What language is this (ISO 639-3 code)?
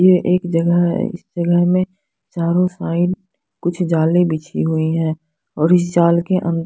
hin